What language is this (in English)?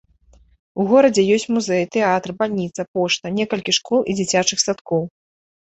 Belarusian